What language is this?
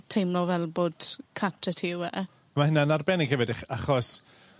Welsh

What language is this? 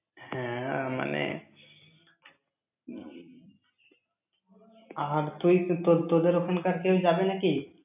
Bangla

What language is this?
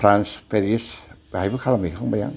Bodo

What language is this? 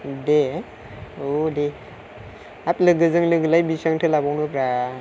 Bodo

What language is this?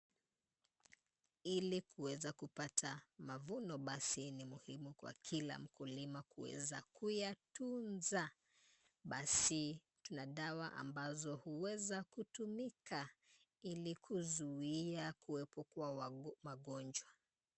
Swahili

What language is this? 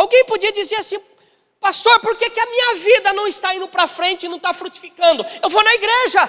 Portuguese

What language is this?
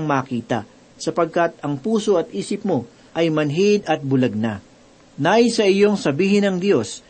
Filipino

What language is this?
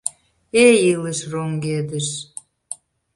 Mari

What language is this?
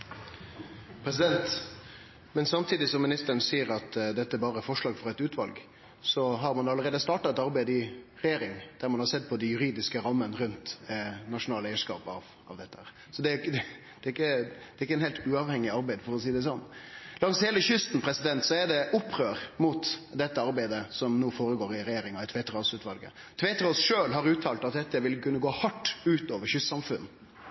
Norwegian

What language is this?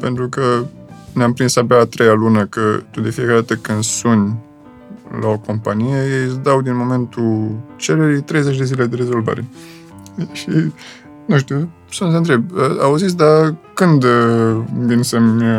Romanian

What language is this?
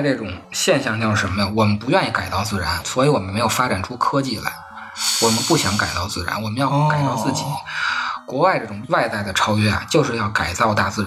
Chinese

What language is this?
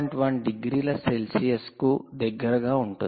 Telugu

